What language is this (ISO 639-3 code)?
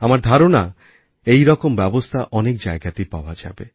ben